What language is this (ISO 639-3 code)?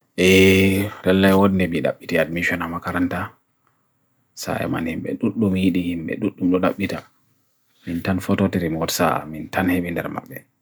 fui